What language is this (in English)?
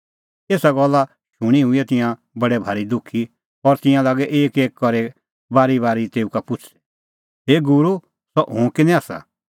Kullu Pahari